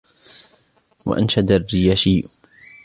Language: Arabic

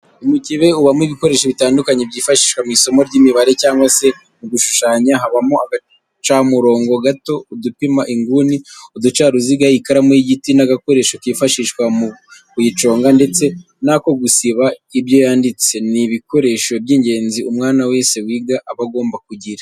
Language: Kinyarwanda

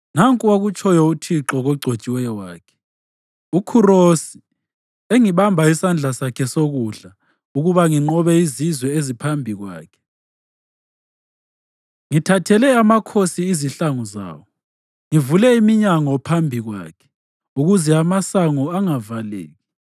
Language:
North Ndebele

